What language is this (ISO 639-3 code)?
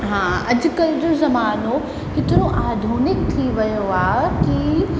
snd